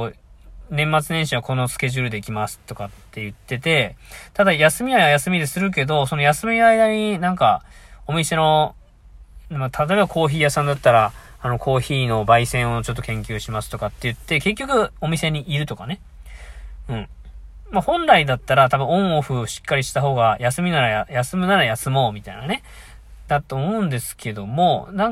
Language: Japanese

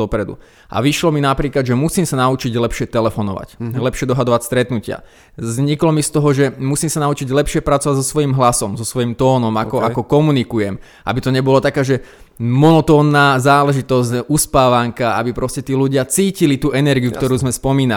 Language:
Slovak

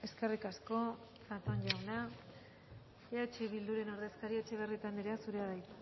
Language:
Basque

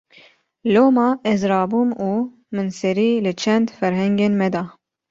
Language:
Kurdish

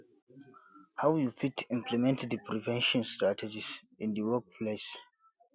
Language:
Nigerian Pidgin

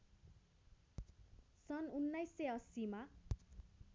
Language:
Nepali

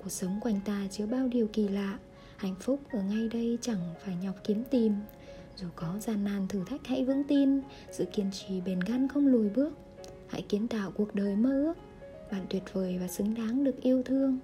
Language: Vietnamese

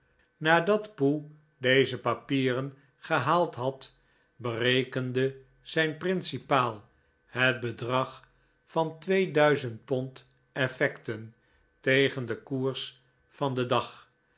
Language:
Dutch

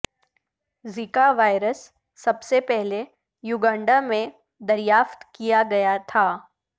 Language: Urdu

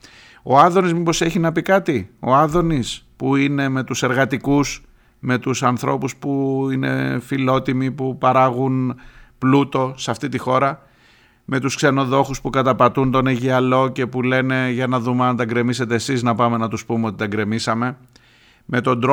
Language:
Greek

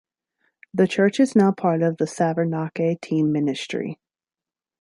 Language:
English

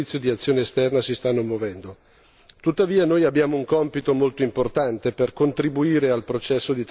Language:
Italian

